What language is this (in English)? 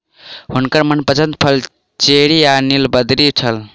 Maithili